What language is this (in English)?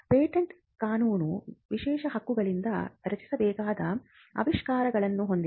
Kannada